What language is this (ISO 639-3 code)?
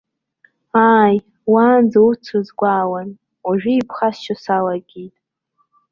abk